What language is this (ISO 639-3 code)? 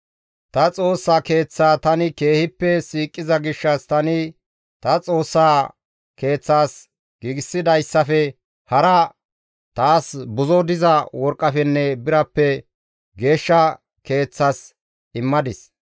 gmv